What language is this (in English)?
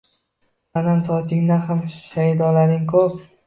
Uzbek